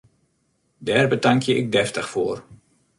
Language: Western Frisian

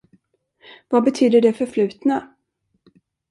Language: Swedish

